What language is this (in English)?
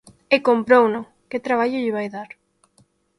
Galician